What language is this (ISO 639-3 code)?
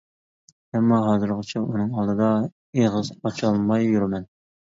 uig